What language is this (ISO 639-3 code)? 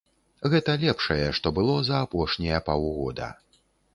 bel